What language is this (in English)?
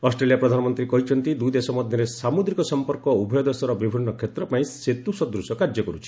Odia